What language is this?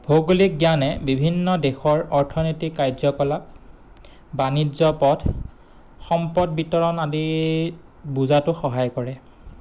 Assamese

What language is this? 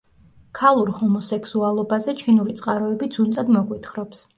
Georgian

